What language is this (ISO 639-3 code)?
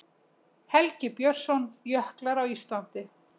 isl